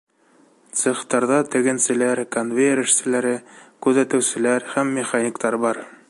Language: Bashkir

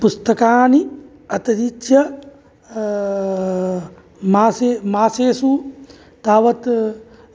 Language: Sanskrit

